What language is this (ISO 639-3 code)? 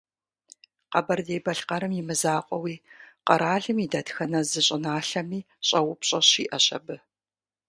kbd